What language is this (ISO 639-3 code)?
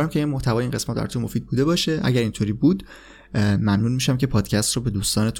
fas